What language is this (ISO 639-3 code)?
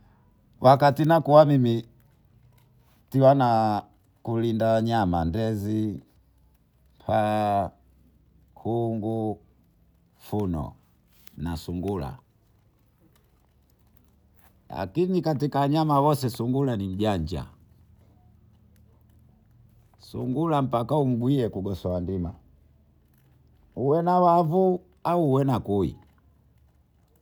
bou